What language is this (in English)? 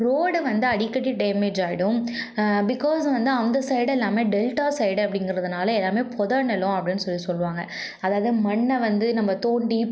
Tamil